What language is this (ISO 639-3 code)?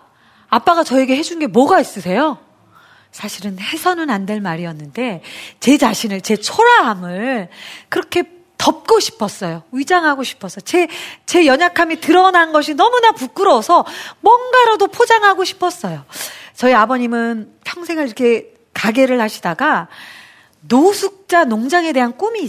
kor